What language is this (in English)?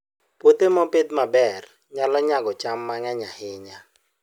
Luo (Kenya and Tanzania)